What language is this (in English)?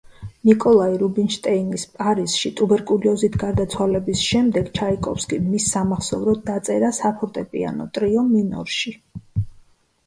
Georgian